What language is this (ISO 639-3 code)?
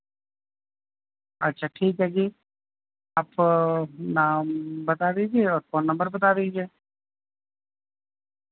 urd